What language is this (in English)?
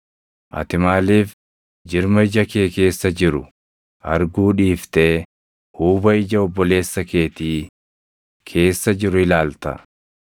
Oromo